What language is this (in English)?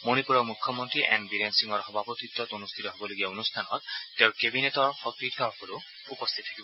Assamese